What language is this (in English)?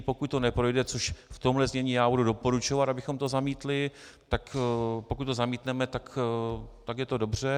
Czech